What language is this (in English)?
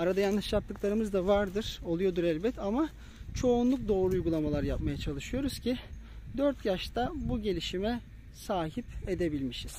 Turkish